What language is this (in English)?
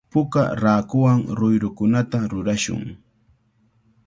Cajatambo North Lima Quechua